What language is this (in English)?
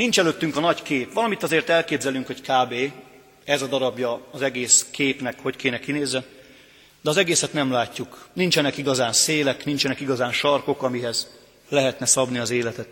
Hungarian